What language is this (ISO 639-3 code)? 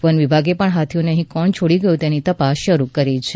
guj